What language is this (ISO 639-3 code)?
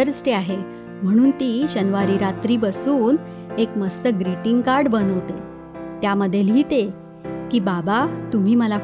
mar